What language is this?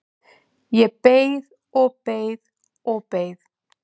Icelandic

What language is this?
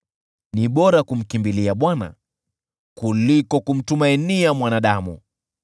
Swahili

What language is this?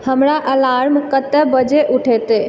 Maithili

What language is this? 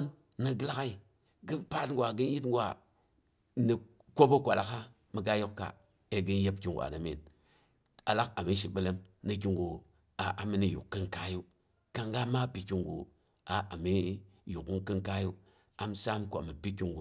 Boghom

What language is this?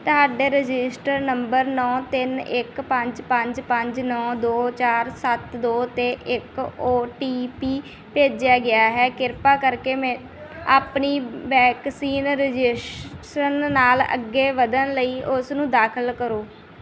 Punjabi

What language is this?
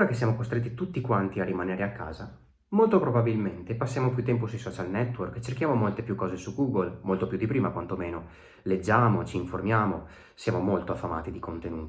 Italian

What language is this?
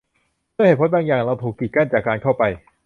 Thai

